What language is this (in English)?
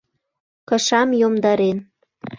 Mari